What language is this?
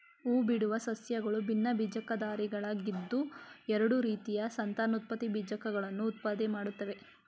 Kannada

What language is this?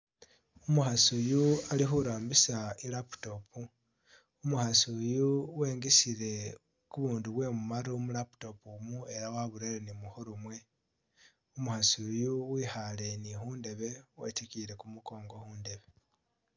Masaaba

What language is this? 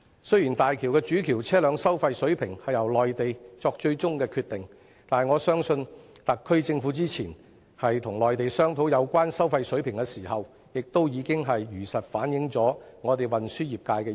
Cantonese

